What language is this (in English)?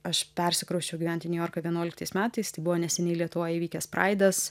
Lithuanian